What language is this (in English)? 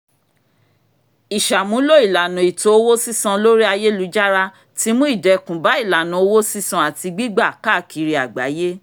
Yoruba